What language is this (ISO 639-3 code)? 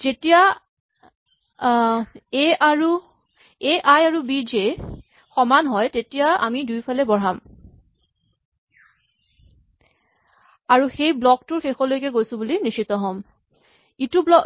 asm